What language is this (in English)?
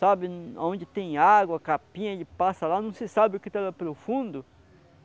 Portuguese